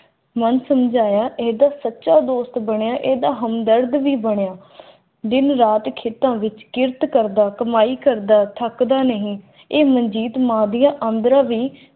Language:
Punjabi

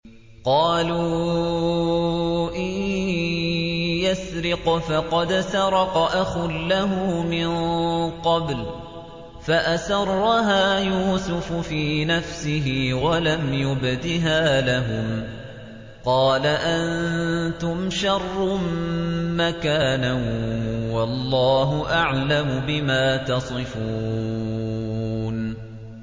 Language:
Arabic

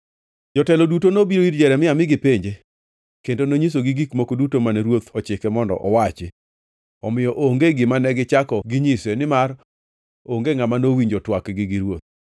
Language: Luo (Kenya and Tanzania)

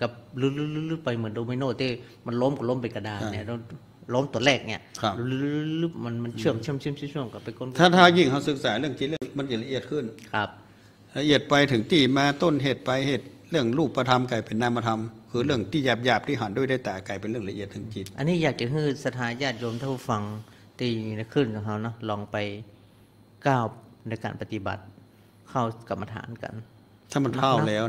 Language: Thai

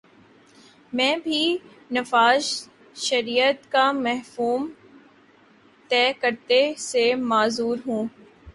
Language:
Urdu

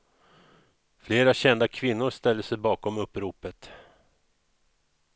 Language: Swedish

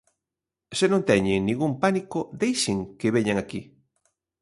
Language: Galician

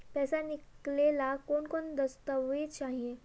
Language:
Magahi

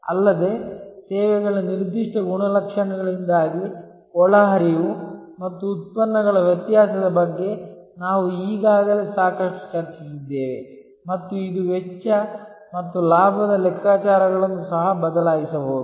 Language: Kannada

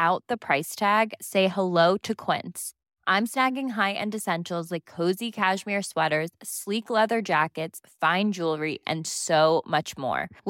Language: Filipino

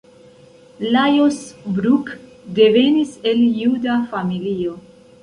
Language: Esperanto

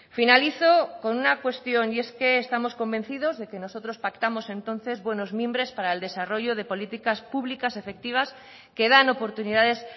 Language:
Spanish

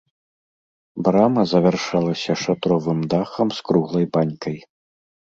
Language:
Belarusian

